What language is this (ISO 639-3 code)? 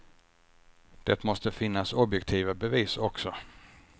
swe